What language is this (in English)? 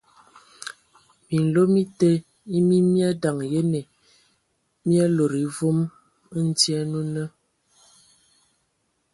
Ewondo